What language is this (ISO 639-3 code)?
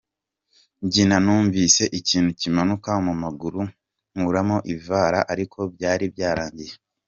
kin